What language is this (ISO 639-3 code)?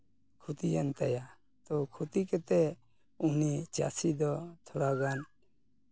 sat